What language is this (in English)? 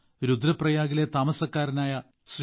Malayalam